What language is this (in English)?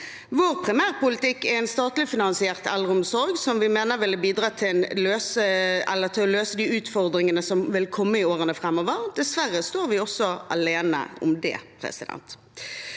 Norwegian